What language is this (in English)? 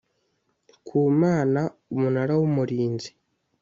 Kinyarwanda